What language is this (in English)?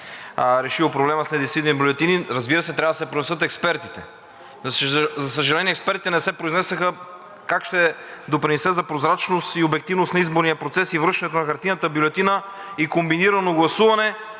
Bulgarian